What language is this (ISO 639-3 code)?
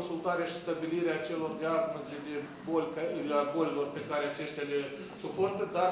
ron